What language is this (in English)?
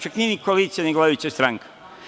Serbian